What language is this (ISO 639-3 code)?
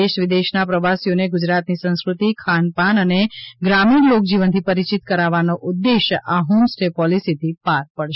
guj